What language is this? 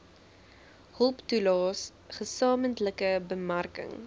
Afrikaans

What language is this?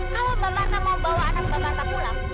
Indonesian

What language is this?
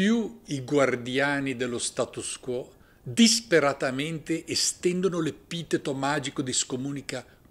Italian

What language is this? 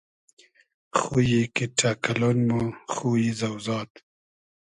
Hazaragi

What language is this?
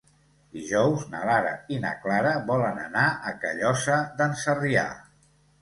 Catalan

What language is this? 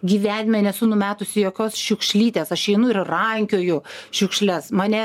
Lithuanian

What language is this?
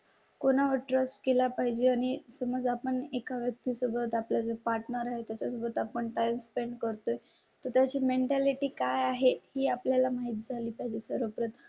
Marathi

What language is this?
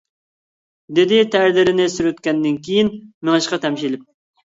Uyghur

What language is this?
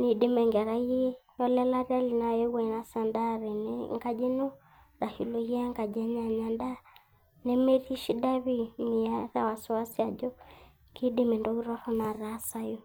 Masai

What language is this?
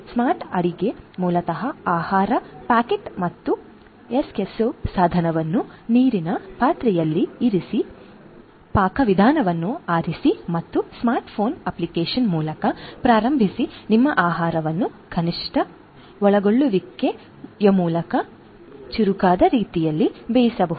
Kannada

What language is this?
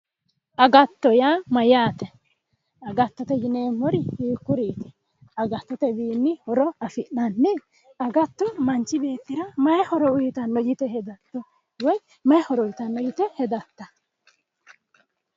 Sidamo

